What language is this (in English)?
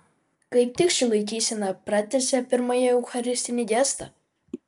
Lithuanian